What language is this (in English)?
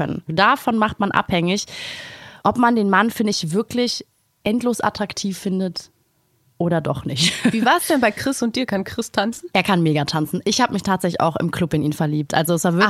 German